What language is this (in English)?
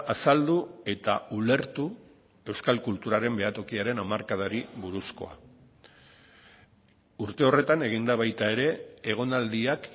Basque